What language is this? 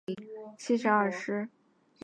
Chinese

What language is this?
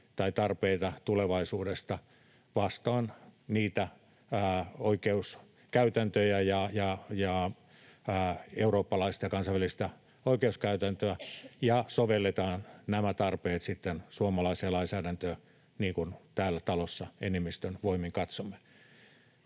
Finnish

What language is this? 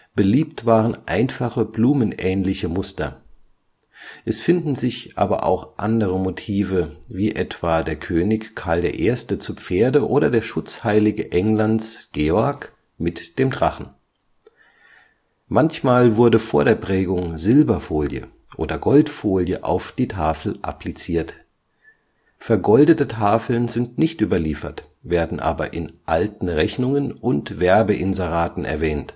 German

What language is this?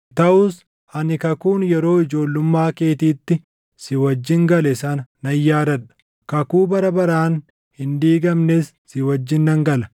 Oromo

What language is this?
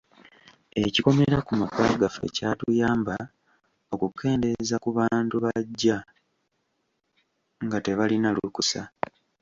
Ganda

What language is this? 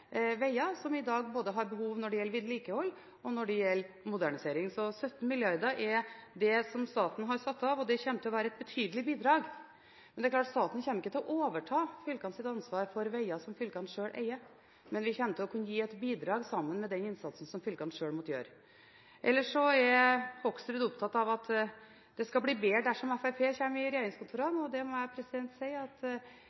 Norwegian Bokmål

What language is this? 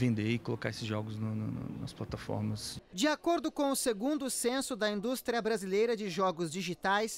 Portuguese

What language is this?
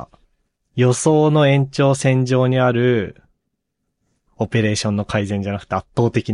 Japanese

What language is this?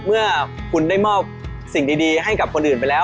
Thai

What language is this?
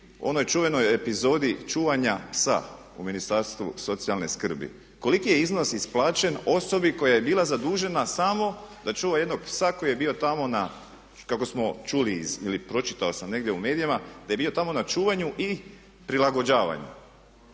Croatian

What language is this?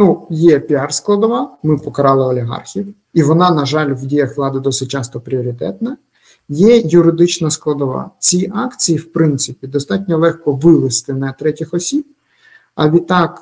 Ukrainian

